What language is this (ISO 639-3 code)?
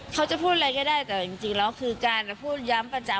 tha